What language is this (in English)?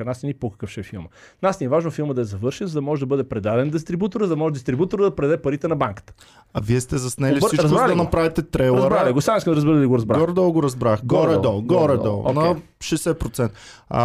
Bulgarian